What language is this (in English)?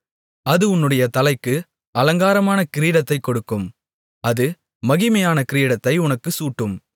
Tamil